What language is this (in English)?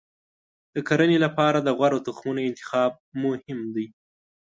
Pashto